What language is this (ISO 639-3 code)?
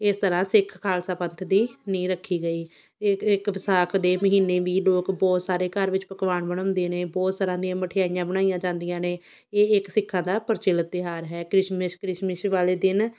pan